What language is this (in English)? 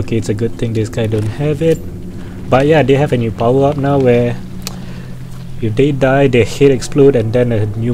English